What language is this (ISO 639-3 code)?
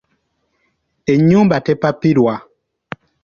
lug